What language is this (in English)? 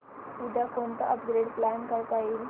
Marathi